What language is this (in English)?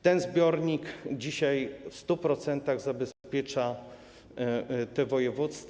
Polish